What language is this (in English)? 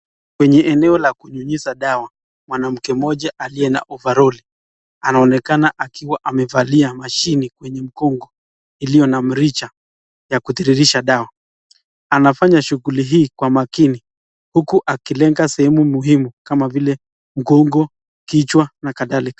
Swahili